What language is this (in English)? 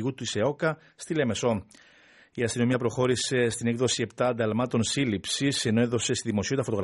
Greek